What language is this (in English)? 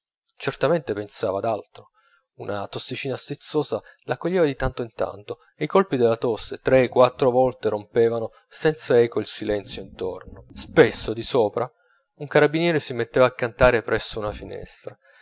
Italian